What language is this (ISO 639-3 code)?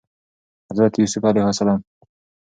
pus